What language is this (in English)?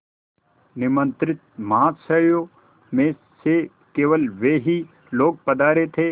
Hindi